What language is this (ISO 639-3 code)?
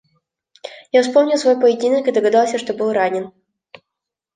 rus